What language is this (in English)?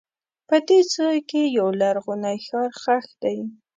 Pashto